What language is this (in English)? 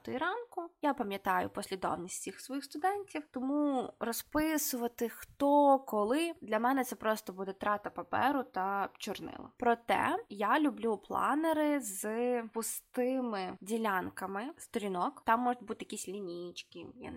Ukrainian